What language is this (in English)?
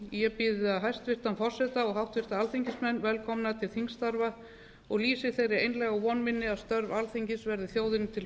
Icelandic